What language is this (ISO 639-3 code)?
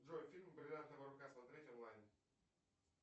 rus